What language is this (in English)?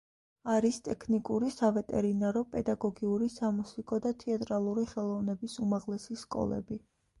Georgian